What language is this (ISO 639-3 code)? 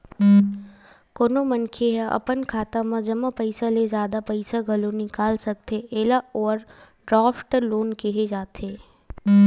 hne